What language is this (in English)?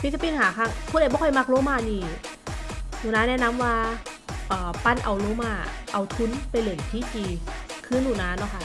Thai